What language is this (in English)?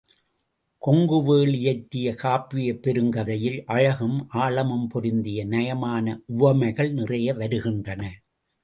Tamil